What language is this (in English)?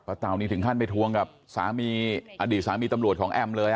Thai